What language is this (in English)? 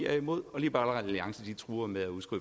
Danish